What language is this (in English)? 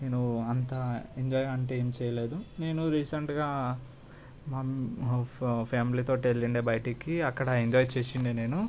Telugu